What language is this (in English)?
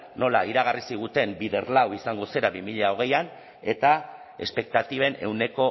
Basque